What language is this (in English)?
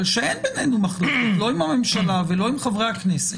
Hebrew